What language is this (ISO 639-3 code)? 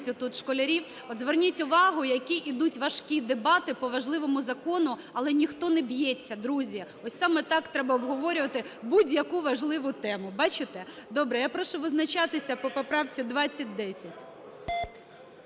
ukr